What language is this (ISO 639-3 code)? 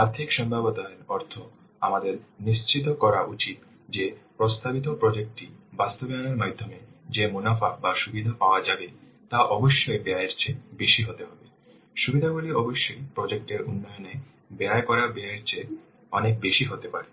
ben